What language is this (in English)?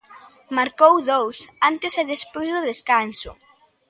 Galician